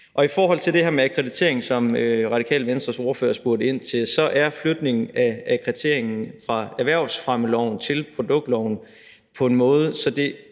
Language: Danish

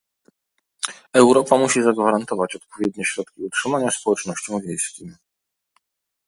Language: Polish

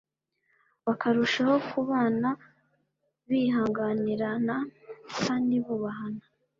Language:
Kinyarwanda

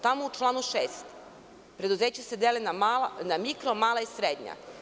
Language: Serbian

